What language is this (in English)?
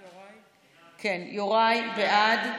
Hebrew